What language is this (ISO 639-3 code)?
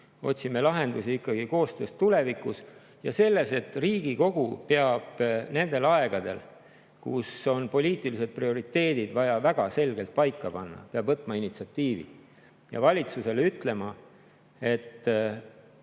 est